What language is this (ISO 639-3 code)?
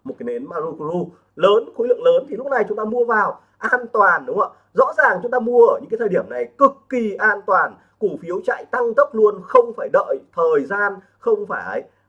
vie